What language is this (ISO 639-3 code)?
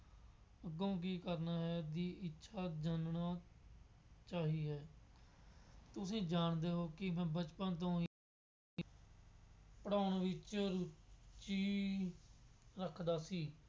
pan